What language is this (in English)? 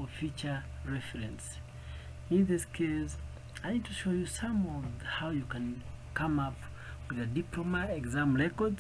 English